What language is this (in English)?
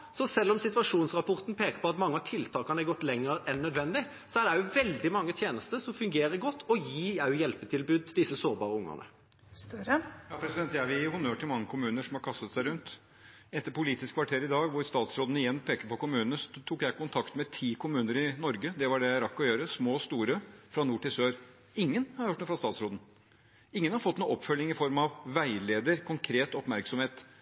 Norwegian